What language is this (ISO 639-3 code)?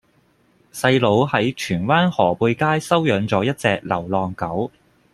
yue